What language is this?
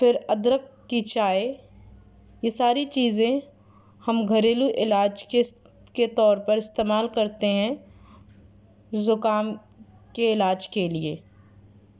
Urdu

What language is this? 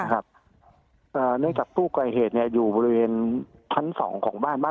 Thai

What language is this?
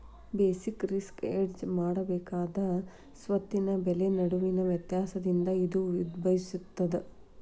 Kannada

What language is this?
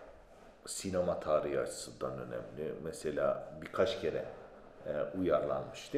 Turkish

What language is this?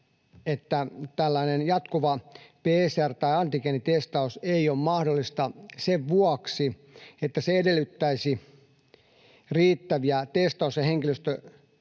Finnish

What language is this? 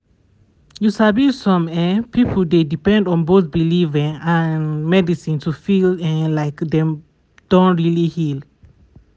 Nigerian Pidgin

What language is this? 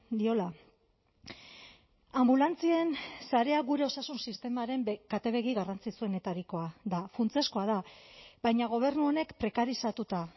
Basque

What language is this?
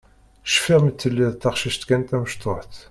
Kabyle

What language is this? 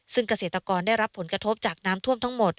Thai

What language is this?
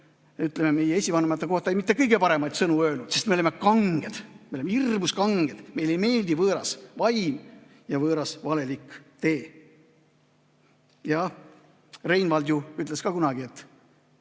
Estonian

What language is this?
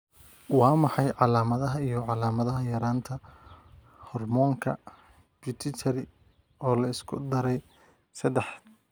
Somali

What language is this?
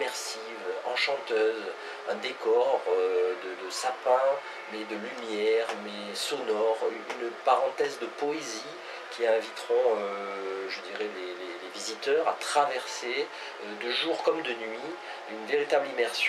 French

